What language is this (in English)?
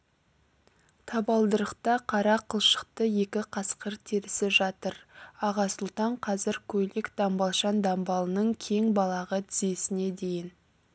Kazakh